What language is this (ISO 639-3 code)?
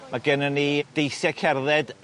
cym